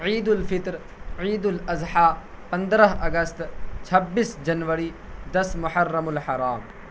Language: Urdu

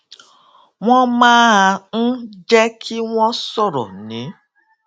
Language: Yoruba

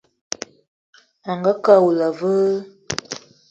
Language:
Eton (Cameroon)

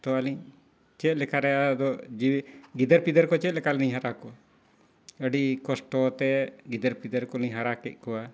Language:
Santali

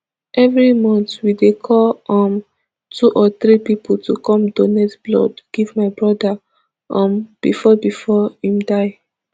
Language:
Nigerian Pidgin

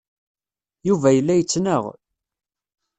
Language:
Kabyle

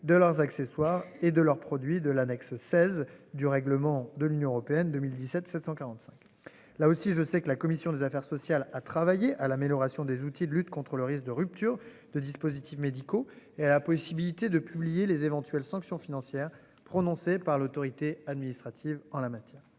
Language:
French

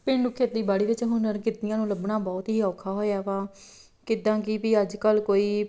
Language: Punjabi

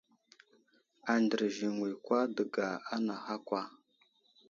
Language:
Wuzlam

